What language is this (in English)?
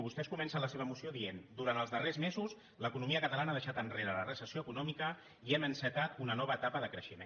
Catalan